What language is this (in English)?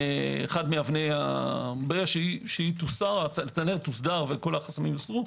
Hebrew